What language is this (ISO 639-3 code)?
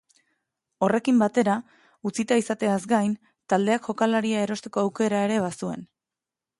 eus